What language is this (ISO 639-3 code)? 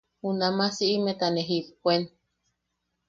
yaq